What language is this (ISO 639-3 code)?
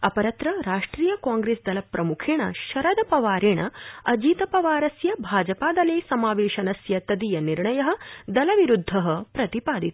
san